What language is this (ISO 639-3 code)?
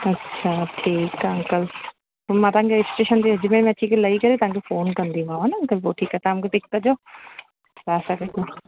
snd